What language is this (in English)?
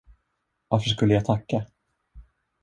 Swedish